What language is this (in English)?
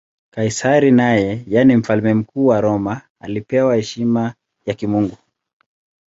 Swahili